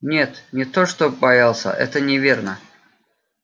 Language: Russian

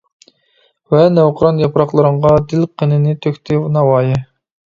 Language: Uyghur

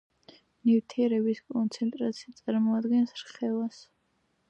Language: Georgian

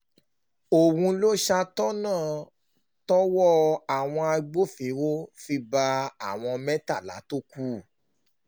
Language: Yoruba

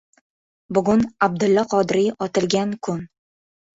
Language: Uzbek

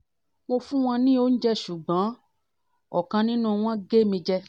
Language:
Yoruba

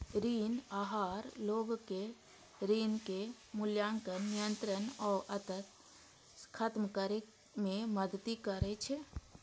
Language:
Maithili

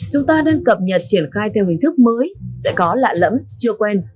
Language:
Vietnamese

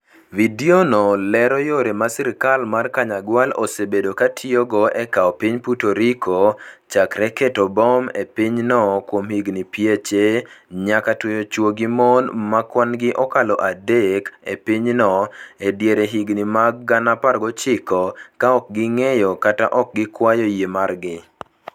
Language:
Luo (Kenya and Tanzania)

